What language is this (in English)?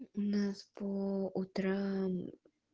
Russian